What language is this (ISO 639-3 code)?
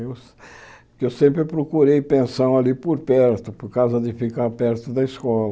por